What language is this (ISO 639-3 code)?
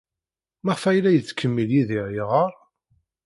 kab